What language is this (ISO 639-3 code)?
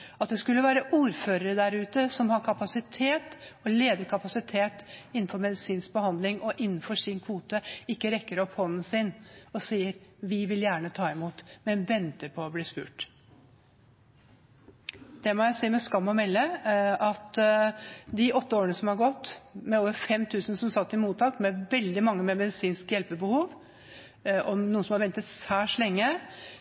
nob